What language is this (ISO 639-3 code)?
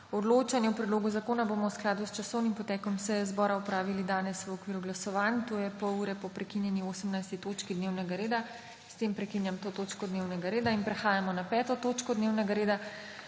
slv